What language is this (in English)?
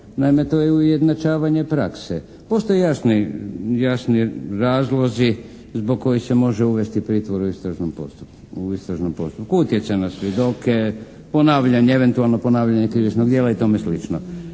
Croatian